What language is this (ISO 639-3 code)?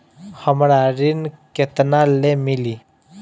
bho